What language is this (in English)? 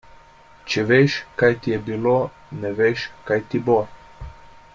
Slovenian